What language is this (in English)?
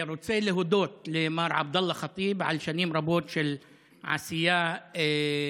Hebrew